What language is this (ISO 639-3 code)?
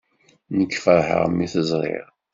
kab